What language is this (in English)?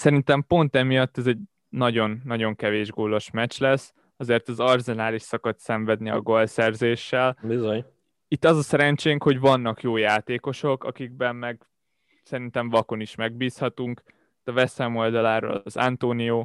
Hungarian